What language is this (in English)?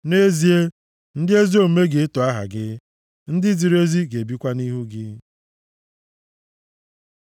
Igbo